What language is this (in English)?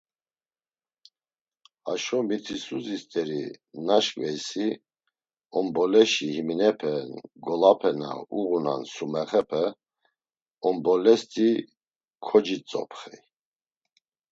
Laz